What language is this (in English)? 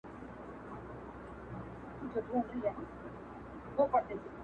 Pashto